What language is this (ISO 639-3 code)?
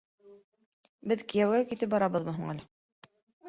bak